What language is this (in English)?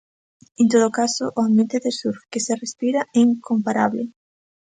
Galician